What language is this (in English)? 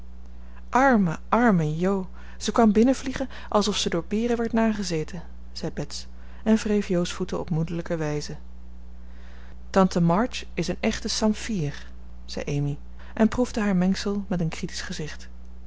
Dutch